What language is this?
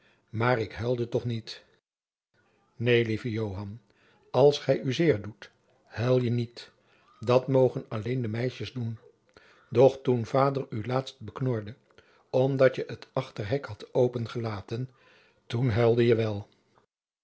Dutch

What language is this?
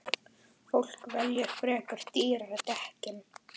Icelandic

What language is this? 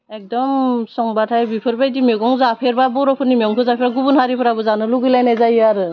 Bodo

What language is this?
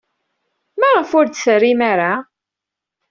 Kabyle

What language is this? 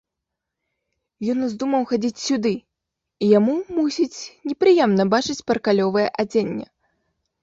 Belarusian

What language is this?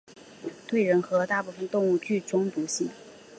Chinese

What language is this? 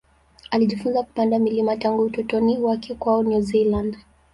Swahili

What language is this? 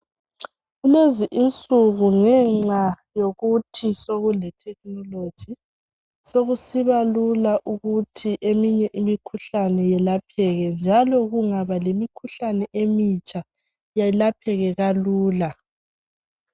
North Ndebele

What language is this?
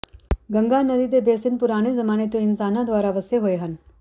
Punjabi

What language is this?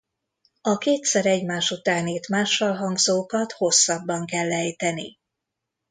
Hungarian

